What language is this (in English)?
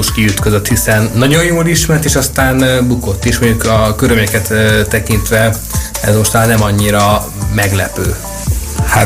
Hungarian